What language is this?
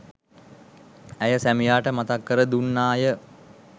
Sinhala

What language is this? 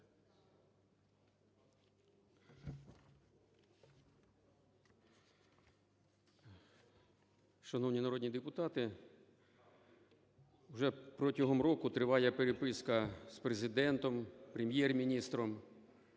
Ukrainian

